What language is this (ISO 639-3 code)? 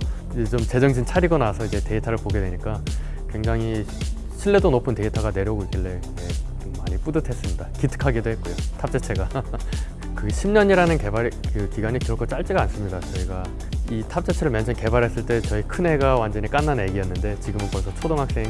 kor